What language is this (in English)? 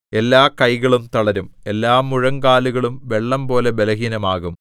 Malayalam